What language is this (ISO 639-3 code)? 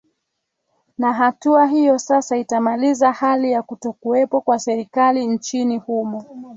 swa